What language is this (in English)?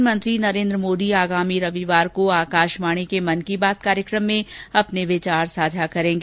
Hindi